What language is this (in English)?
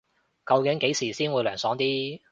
Cantonese